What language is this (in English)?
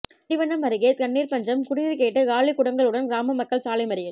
Tamil